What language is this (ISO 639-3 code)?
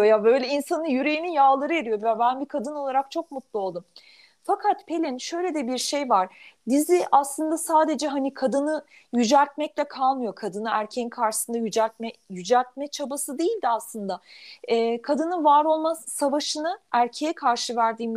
tur